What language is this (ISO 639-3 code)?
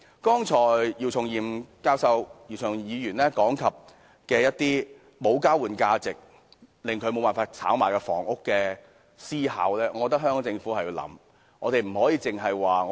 yue